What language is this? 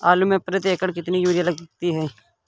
Hindi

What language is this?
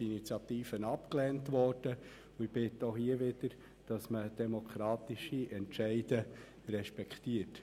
Swiss German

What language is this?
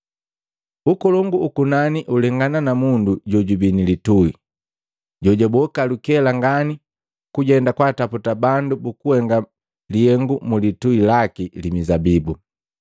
Matengo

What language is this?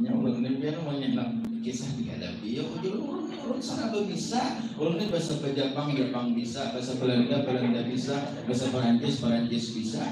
Indonesian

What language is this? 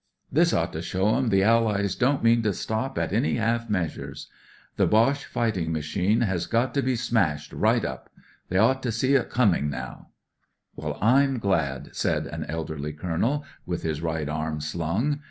English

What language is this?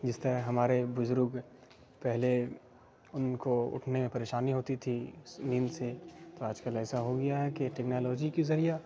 Urdu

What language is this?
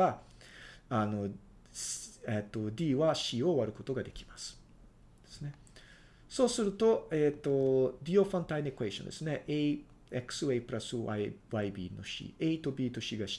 Japanese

